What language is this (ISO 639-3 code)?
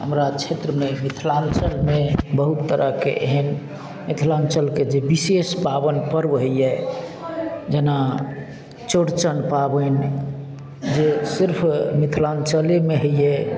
mai